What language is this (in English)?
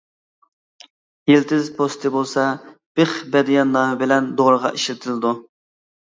Uyghur